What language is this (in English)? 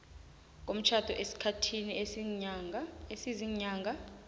South Ndebele